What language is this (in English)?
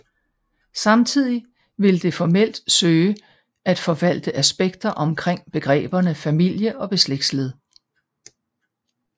Danish